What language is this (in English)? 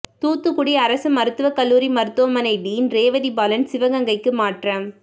Tamil